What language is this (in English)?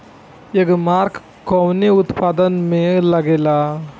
Bhojpuri